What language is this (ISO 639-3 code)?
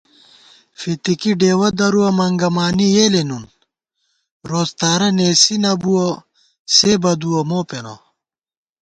gwt